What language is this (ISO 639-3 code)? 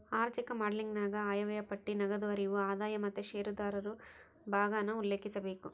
kan